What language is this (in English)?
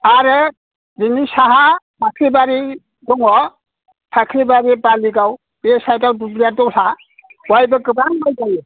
Bodo